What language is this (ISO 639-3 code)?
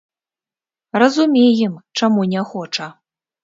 bel